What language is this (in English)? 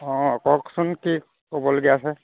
Assamese